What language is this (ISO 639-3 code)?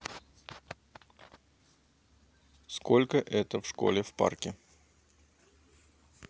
rus